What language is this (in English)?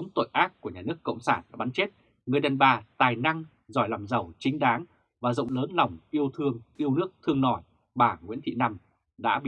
Vietnamese